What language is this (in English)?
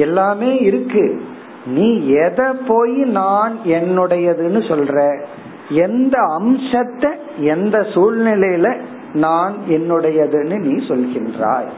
Tamil